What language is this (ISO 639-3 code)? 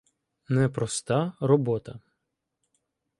ukr